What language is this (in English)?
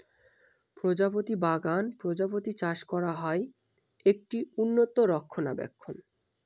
Bangla